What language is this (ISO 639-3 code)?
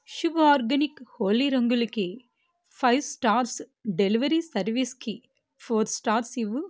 tel